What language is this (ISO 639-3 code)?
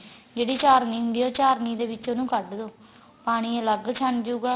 pan